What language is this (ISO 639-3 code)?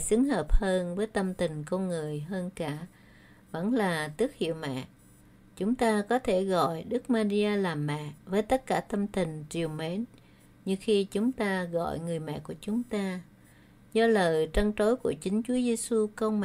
vie